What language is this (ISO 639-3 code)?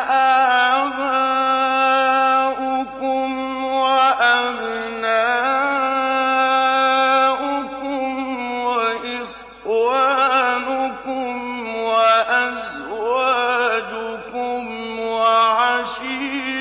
ara